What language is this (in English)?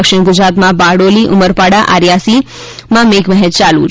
Gujarati